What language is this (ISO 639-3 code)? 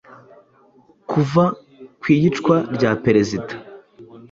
kin